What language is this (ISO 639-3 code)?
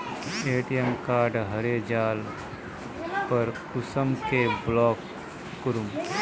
mag